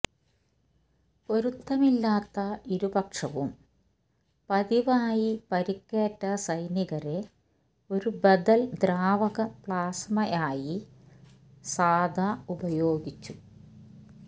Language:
Malayalam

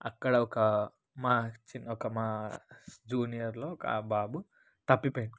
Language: Telugu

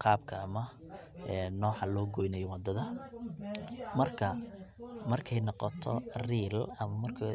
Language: Somali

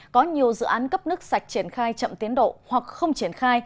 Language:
Vietnamese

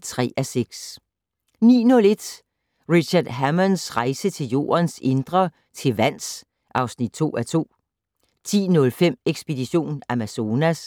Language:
Danish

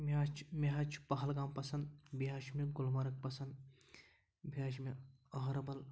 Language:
Kashmiri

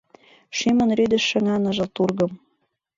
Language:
Mari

